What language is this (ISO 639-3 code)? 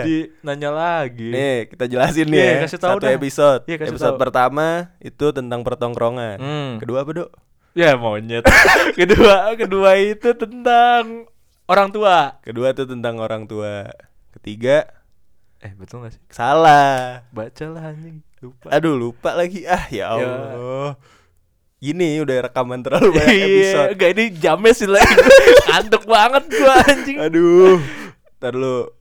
ind